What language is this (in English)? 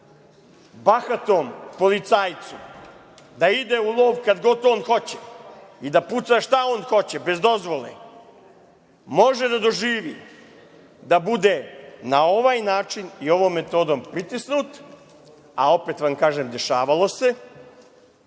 Serbian